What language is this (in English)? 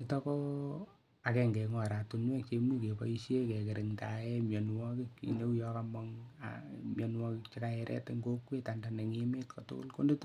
Kalenjin